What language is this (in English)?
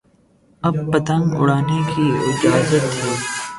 Urdu